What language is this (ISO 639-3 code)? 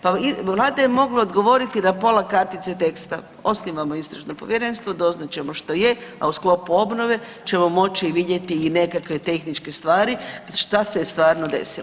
hrv